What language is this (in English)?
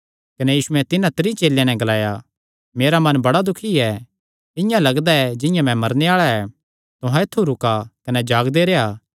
Kangri